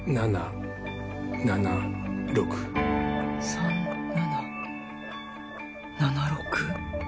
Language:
Japanese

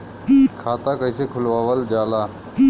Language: Bhojpuri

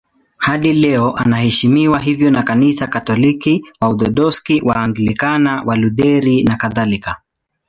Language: Swahili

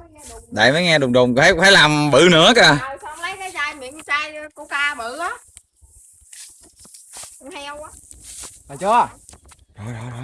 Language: Vietnamese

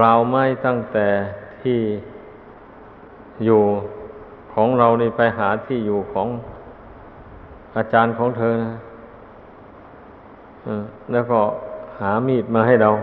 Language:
Thai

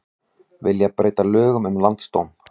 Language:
Icelandic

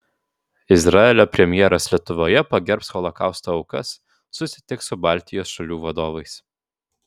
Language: Lithuanian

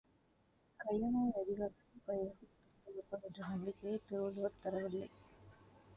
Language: Tamil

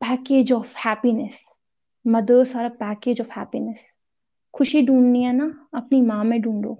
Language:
Urdu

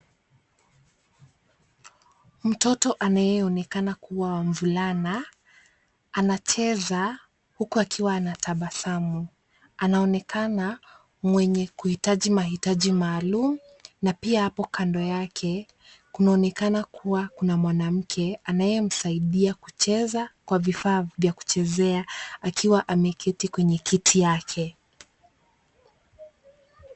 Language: Swahili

